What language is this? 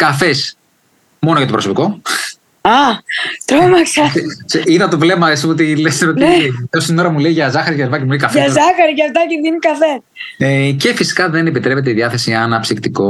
Greek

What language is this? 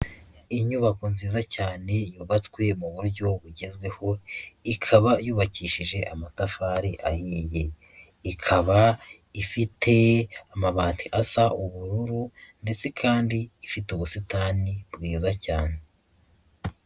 Kinyarwanda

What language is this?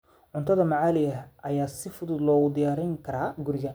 Somali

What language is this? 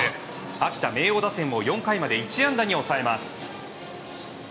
Japanese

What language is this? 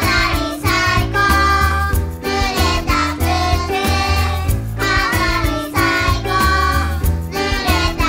Japanese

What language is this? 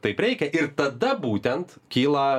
Lithuanian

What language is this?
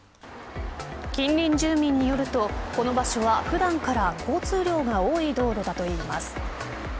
Japanese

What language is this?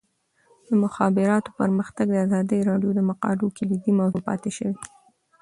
Pashto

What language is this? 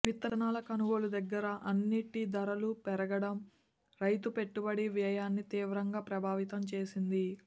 Telugu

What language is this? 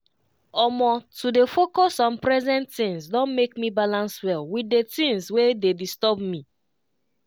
Nigerian Pidgin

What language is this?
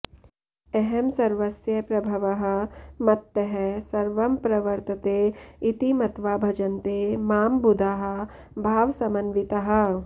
Sanskrit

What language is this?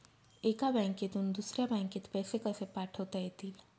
Marathi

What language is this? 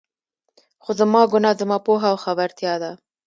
Pashto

